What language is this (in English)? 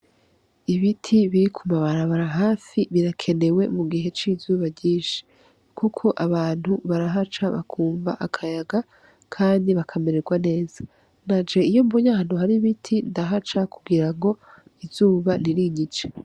Rundi